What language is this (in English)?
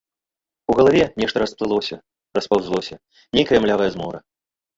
Belarusian